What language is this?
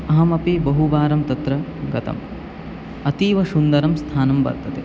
Sanskrit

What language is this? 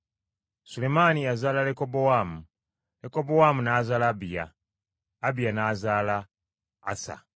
Ganda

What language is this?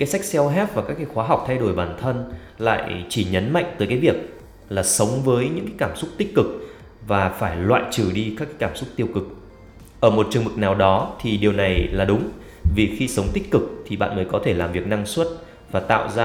Vietnamese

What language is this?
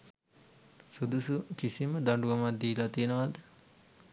Sinhala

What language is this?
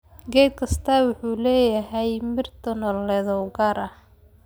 Somali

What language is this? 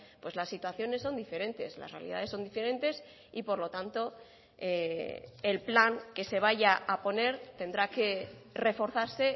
Spanish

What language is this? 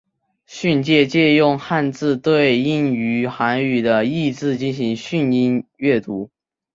Chinese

